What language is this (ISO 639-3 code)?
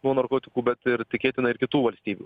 lit